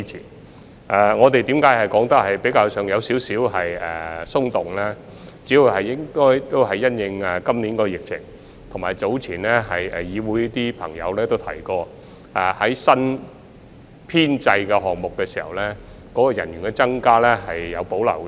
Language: Cantonese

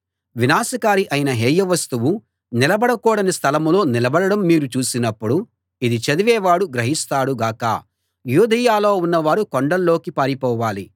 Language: Telugu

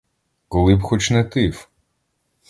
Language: Ukrainian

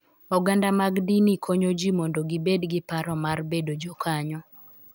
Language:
Luo (Kenya and Tanzania)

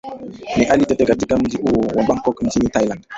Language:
Swahili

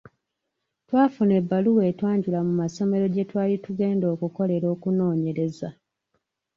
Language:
Ganda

